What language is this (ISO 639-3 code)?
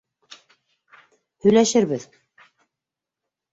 bak